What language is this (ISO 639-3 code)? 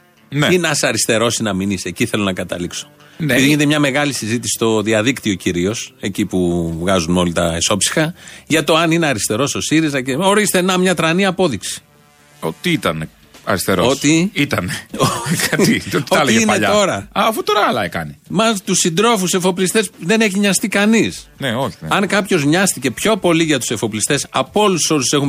ell